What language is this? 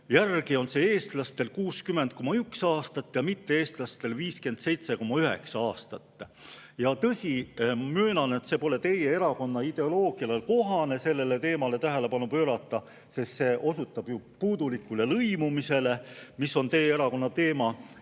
Estonian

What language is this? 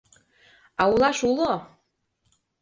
Mari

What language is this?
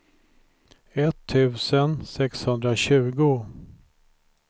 Swedish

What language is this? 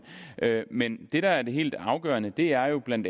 Danish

